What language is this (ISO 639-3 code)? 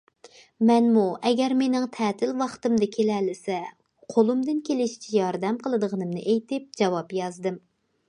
uig